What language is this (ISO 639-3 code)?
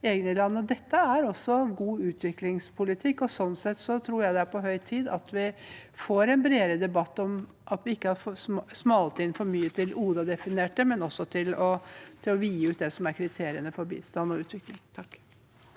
nor